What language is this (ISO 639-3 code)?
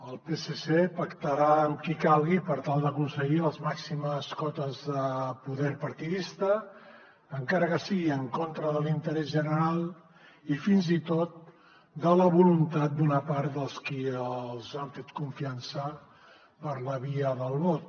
cat